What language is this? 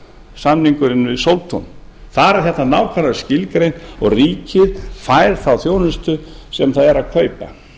Icelandic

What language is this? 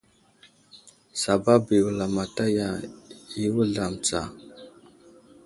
Wuzlam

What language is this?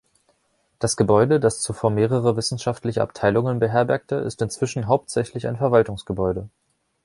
German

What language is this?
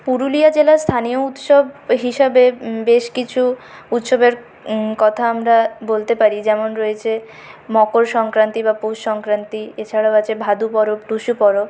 Bangla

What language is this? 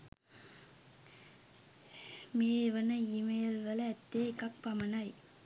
Sinhala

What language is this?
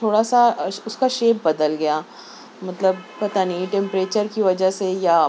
Urdu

